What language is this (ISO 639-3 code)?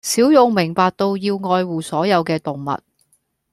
yue